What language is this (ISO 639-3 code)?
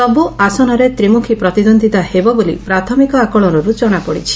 ori